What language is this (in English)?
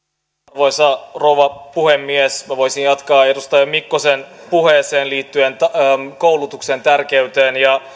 Finnish